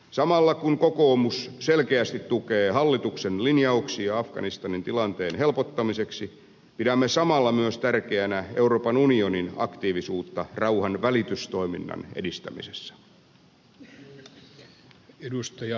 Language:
Finnish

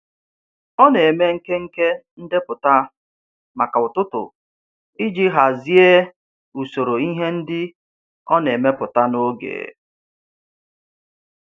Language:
Igbo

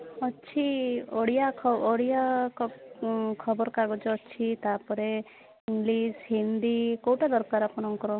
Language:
Odia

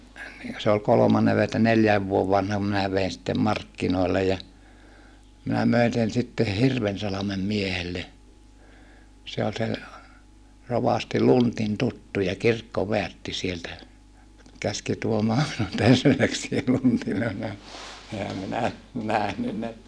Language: Finnish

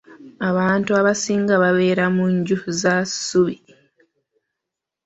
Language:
Ganda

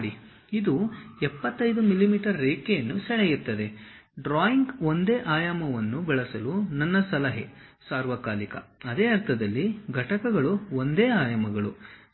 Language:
Kannada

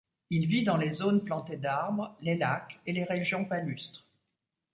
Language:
French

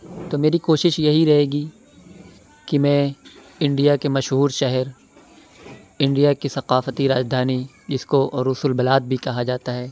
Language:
Urdu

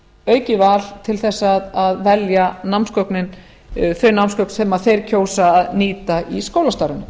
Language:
Icelandic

